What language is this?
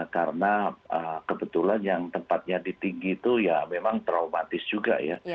Indonesian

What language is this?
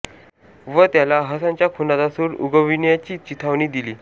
Marathi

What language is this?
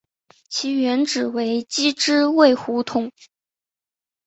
Chinese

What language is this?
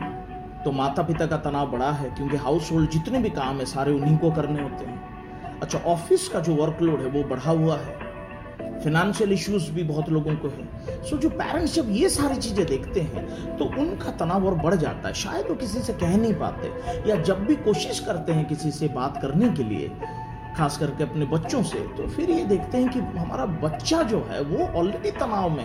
Hindi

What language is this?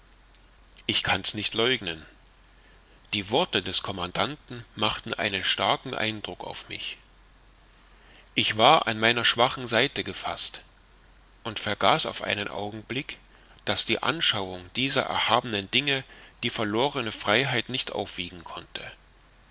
German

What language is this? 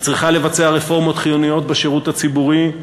Hebrew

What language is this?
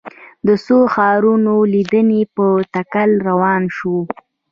Pashto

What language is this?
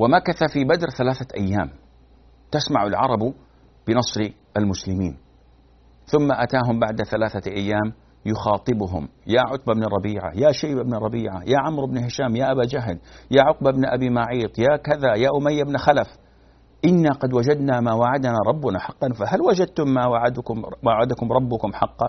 Arabic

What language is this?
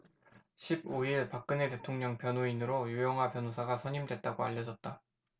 Korean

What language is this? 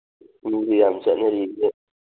Manipuri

